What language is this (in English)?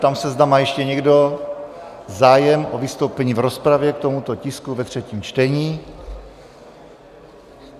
Czech